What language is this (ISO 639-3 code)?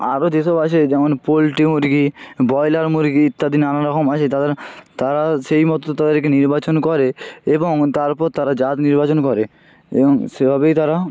ben